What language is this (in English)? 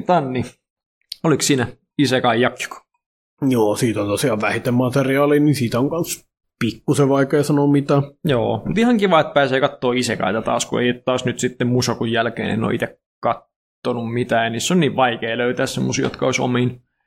Finnish